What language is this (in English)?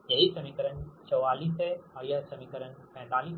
Hindi